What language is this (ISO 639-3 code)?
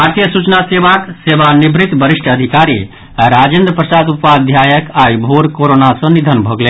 mai